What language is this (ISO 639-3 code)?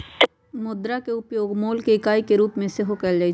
mag